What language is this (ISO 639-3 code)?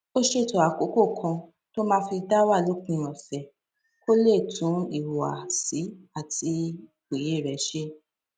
yor